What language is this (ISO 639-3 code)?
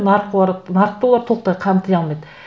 kaz